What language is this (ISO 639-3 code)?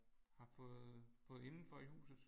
dan